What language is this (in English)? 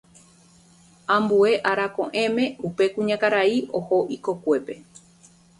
Guarani